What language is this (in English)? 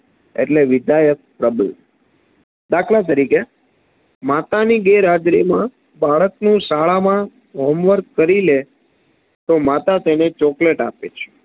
Gujarati